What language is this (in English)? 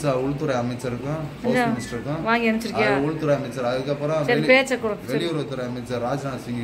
Romanian